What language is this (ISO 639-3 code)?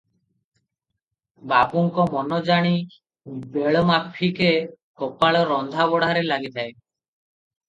ori